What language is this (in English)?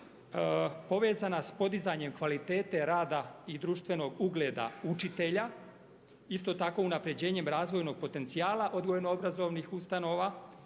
Croatian